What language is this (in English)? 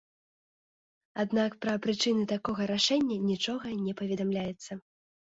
Belarusian